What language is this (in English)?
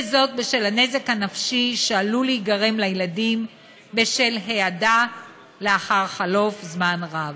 Hebrew